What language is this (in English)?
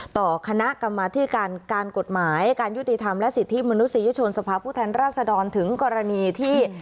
Thai